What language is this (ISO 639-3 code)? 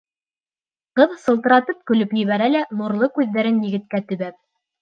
bak